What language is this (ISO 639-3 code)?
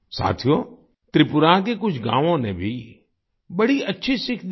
hin